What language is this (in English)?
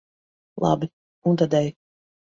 Latvian